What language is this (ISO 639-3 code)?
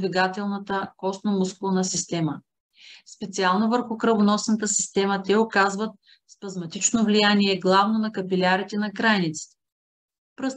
bul